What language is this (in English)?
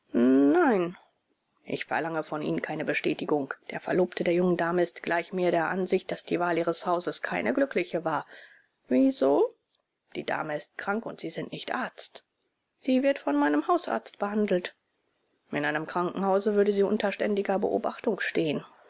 German